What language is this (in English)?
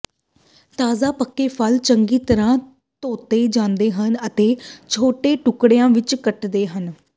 Punjabi